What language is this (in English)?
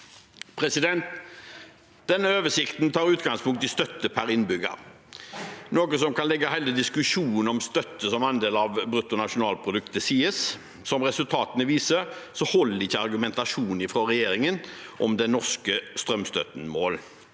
Norwegian